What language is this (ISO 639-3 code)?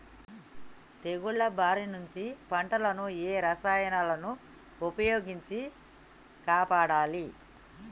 tel